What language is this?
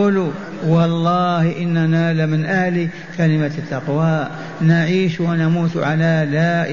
Arabic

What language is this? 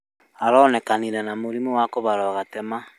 Kikuyu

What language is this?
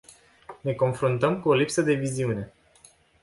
Romanian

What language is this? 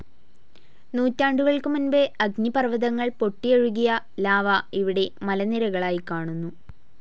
Malayalam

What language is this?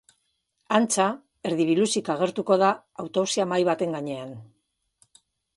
Basque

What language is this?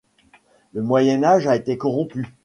French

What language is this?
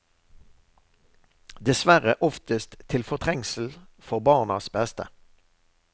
Norwegian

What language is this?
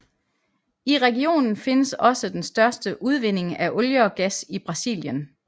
Danish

